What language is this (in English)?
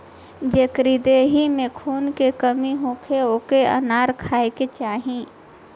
Bhojpuri